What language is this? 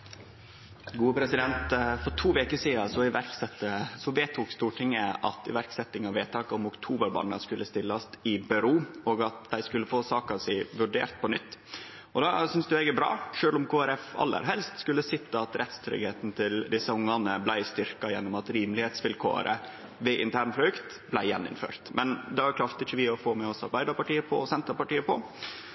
Norwegian Nynorsk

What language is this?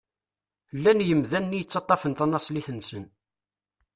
Kabyle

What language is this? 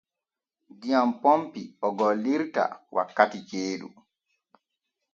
Borgu Fulfulde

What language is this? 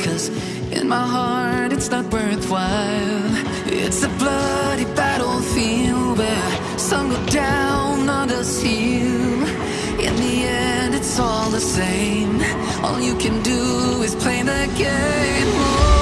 English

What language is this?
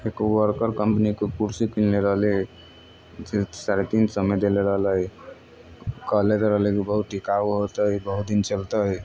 Maithili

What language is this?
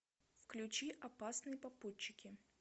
Russian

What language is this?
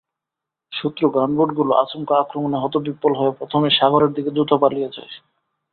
Bangla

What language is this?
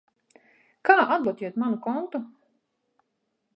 Latvian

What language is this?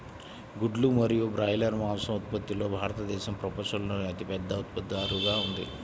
Telugu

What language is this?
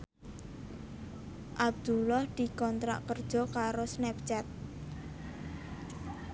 Javanese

